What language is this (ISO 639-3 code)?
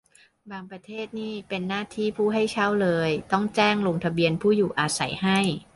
tha